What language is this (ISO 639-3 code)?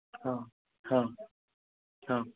ori